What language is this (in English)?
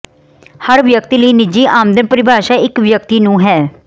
Punjabi